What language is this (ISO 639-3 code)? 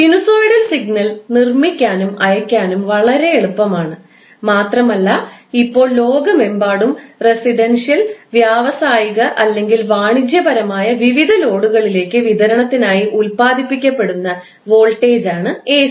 mal